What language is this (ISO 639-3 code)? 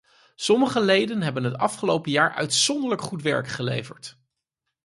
nld